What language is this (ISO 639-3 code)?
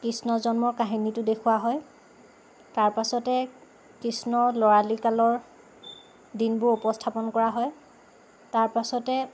asm